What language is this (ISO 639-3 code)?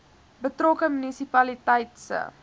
afr